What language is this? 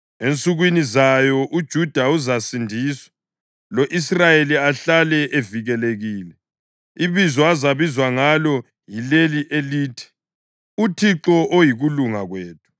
North Ndebele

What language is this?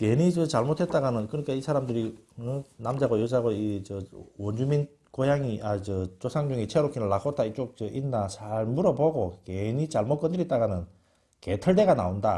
Korean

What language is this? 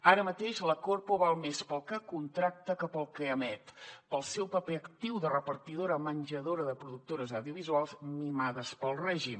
Catalan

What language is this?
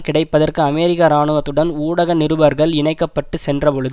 Tamil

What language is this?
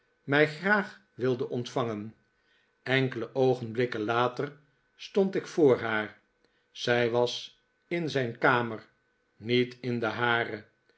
Dutch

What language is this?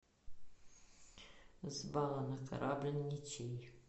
Russian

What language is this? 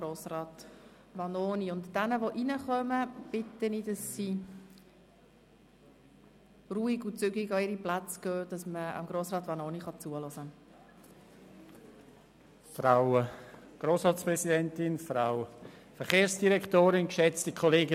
Swiss German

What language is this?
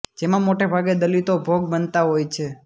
Gujarati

